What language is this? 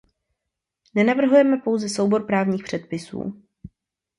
Czech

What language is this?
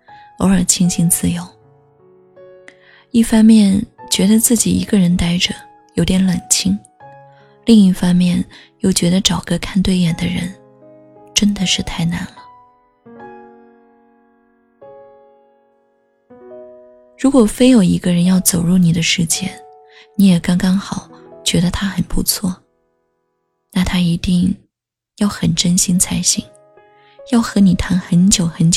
Chinese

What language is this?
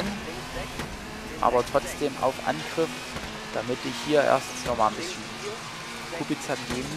German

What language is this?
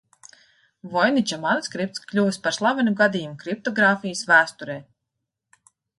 Latvian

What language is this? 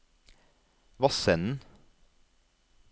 Norwegian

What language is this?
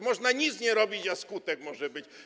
Polish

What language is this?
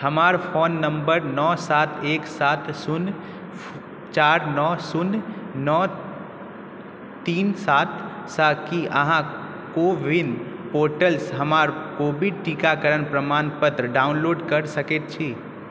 Maithili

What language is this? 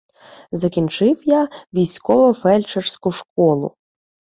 Ukrainian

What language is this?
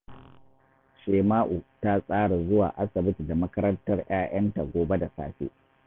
Hausa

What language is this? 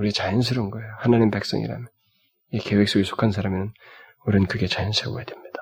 Korean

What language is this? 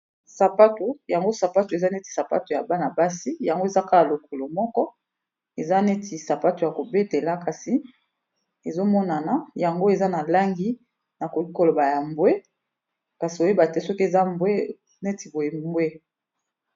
Lingala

